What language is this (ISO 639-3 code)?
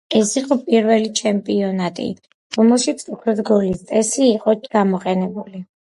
kat